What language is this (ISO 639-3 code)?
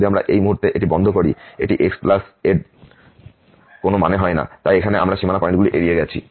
ben